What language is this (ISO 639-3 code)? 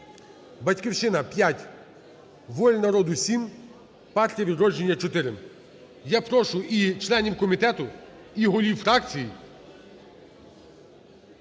ukr